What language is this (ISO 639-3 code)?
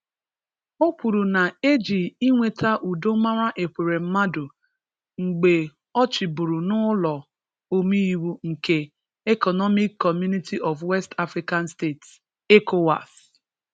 ibo